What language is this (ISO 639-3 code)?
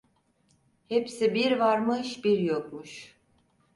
tur